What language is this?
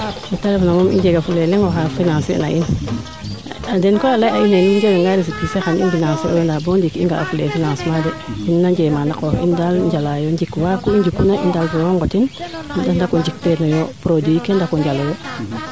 Serer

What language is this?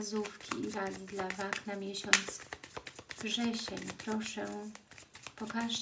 Polish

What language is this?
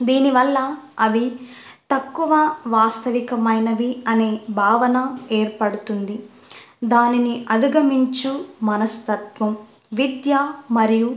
Telugu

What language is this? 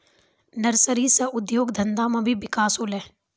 Maithili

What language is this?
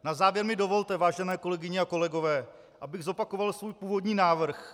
Czech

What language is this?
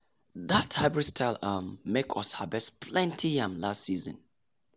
Nigerian Pidgin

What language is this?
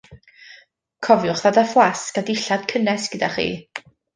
Welsh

